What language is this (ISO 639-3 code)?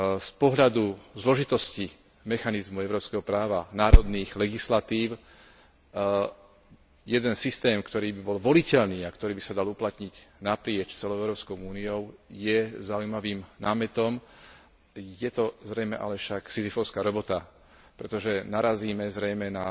slk